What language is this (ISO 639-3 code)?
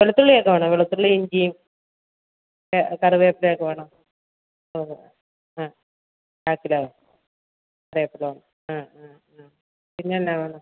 mal